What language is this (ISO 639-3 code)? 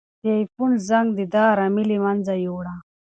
pus